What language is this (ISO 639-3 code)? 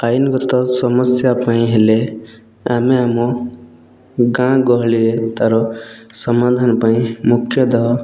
ori